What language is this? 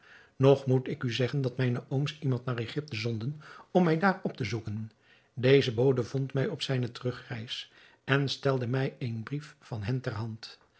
Dutch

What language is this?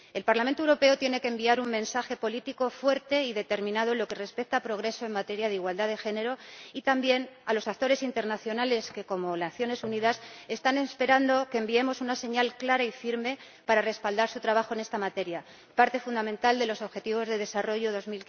Spanish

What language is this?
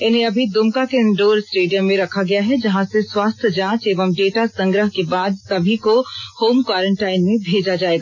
Hindi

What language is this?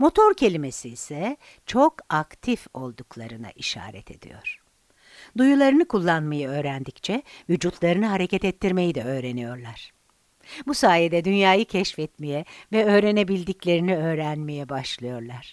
Turkish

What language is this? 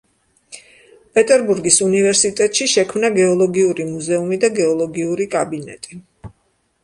Georgian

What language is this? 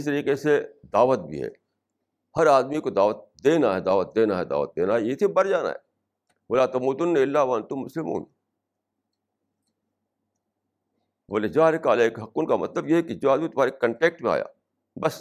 Urdu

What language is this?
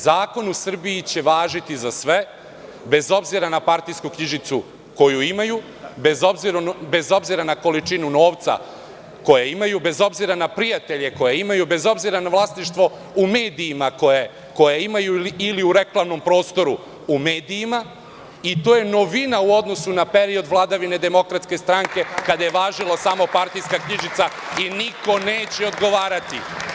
Serbian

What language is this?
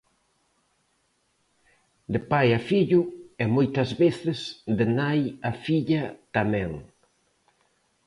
Galician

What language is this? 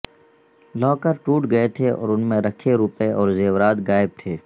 Urdu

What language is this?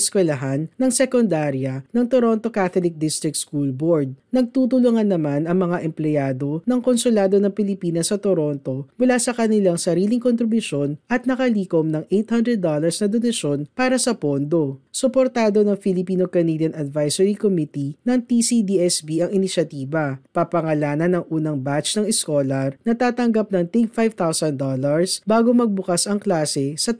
Filipino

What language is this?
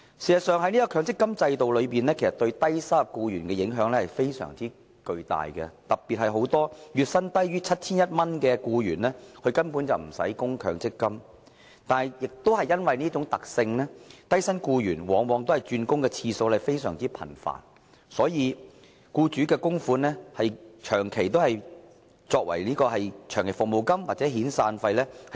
Cantonese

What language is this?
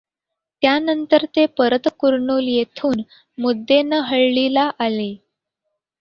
Marathi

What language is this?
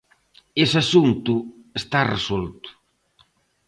Galician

